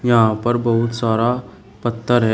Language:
Hindi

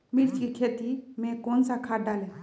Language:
Magahi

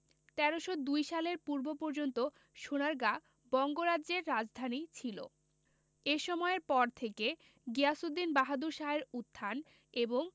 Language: Bangla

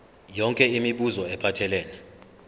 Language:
Zulu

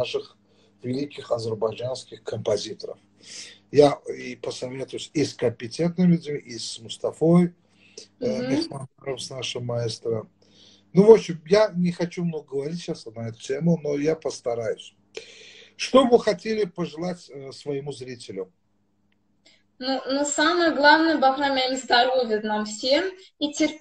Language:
Russian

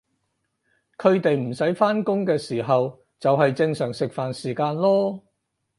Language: Cantonese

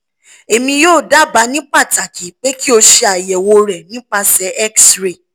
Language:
Yoruba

